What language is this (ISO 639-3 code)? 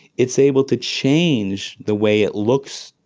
eng